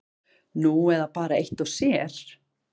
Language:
Icelandic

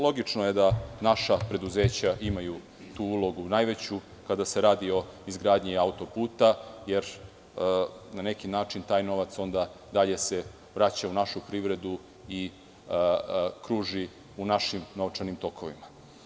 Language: Serbian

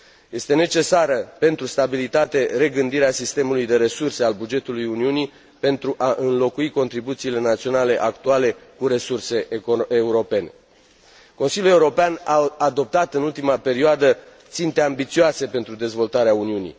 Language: Romanian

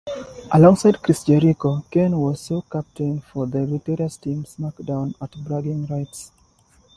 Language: English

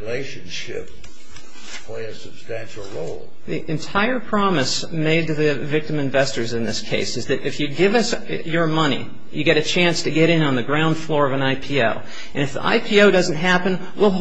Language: English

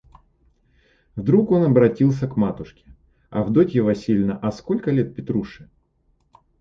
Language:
Russian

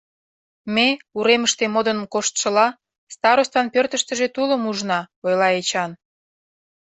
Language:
Mari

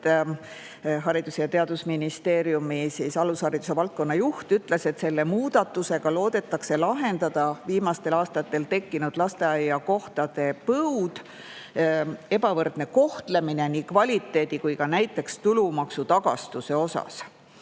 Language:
Estonian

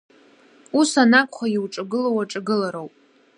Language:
Abkhazian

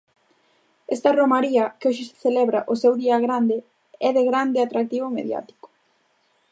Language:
Galician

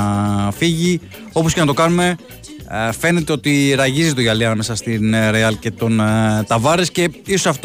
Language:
Greek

